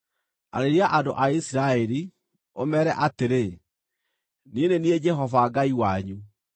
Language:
Kikuyu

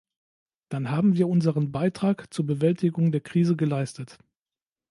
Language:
German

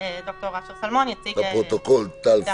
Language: Hebrew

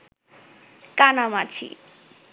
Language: Bangla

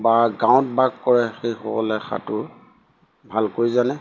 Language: Assamese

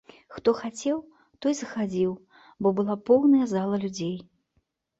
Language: Belarusian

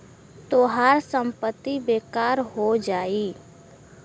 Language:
Bhojpuri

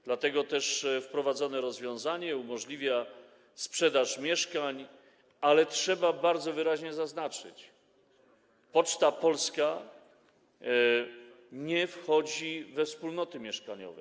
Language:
Polish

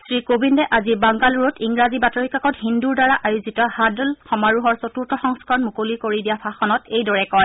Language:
Assamese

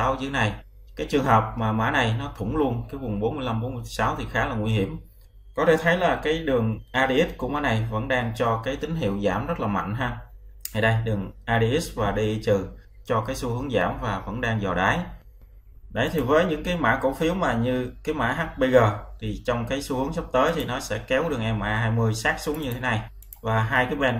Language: Vietnamese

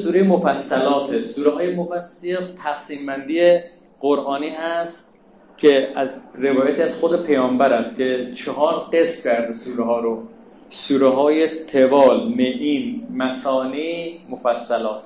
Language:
Persian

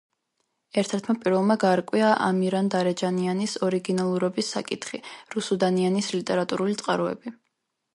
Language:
Georgian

